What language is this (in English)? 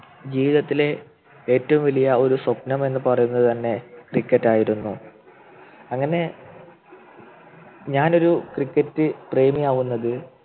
Malayalam